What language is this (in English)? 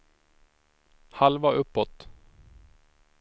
Swedish